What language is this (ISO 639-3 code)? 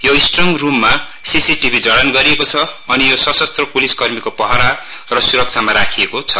nep